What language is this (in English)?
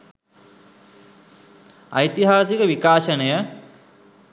Sinhala